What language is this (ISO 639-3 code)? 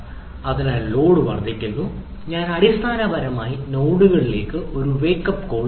mal